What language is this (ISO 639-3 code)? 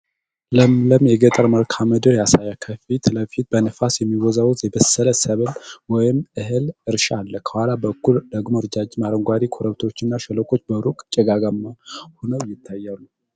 amh